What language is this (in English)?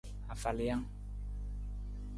Nawdm